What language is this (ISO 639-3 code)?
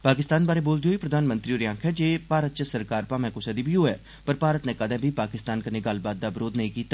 doi